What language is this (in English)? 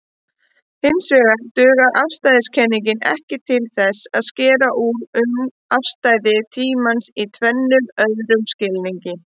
Icelandic